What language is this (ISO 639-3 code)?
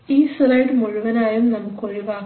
mal